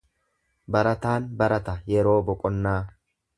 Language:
Oromo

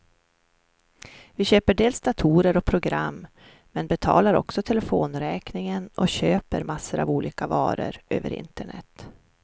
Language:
Swedish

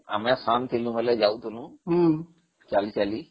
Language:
Odia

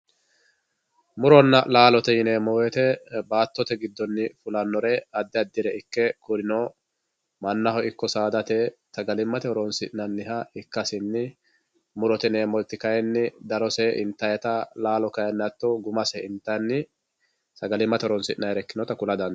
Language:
Sidamo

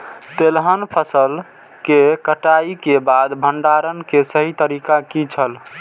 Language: Maithili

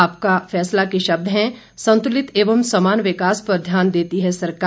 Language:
Hindi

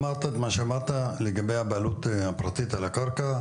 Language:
Hebrew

